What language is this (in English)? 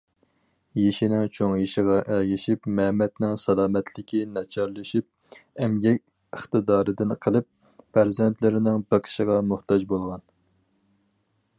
Uyghur